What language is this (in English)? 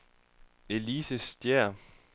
Danish